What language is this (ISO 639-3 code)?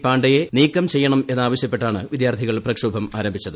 mal